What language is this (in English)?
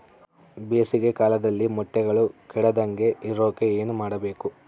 Kannada